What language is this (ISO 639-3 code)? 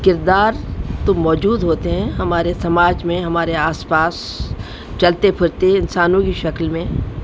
urd